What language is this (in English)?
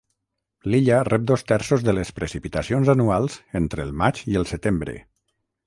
Catalan